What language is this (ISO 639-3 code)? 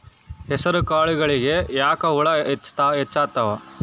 kan